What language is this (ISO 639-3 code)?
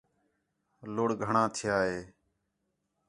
xhe